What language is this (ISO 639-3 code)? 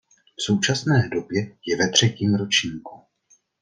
ces